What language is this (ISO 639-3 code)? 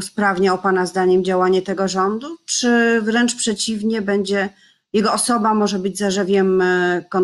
pol